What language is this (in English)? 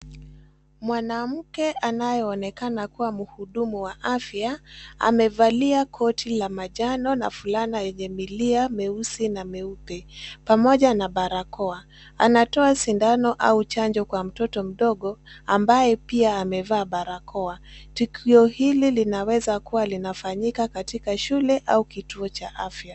Swahili